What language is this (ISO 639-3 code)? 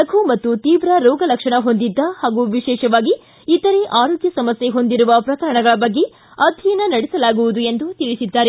kan